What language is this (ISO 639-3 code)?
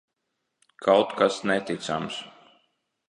lav